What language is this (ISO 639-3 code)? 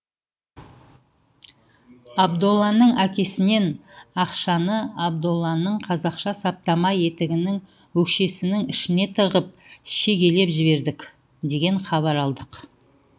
kaz